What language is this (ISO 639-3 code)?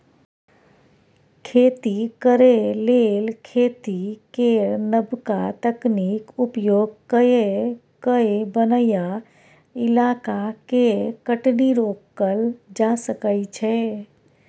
mai